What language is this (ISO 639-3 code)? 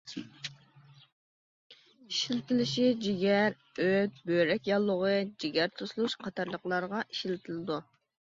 uig